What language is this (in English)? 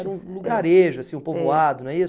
Portuguese